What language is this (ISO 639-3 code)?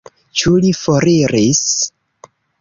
epo